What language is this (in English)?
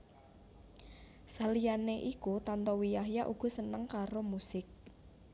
Javanese